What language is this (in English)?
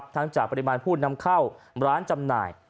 Thai